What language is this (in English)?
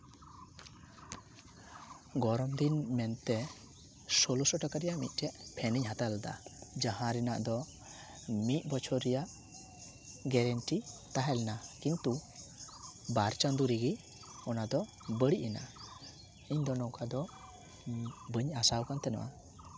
Santali